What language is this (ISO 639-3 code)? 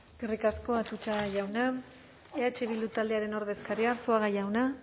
eus